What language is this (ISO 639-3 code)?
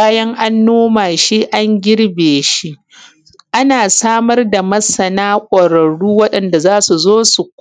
hau